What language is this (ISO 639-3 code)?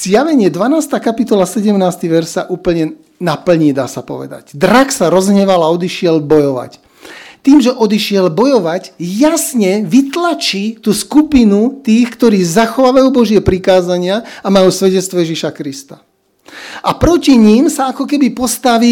slk